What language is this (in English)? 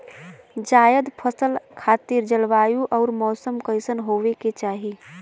Bhojpuri